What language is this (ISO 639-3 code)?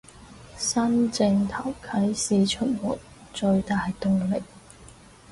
yue